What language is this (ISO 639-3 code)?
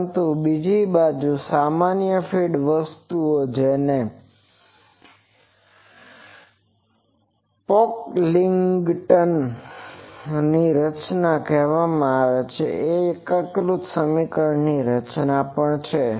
guj